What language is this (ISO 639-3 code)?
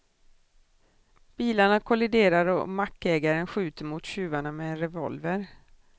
swe